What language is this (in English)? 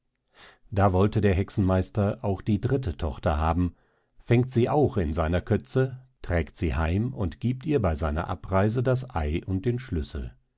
German